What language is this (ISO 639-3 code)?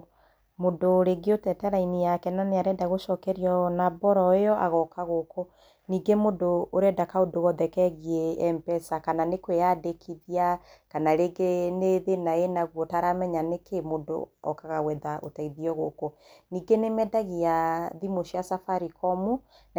kik